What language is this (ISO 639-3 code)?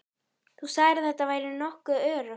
isl